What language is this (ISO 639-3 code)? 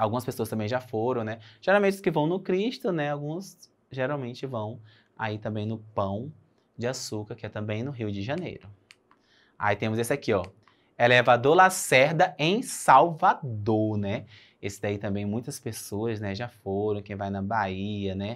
por